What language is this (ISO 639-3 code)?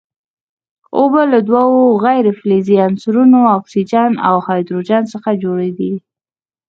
pus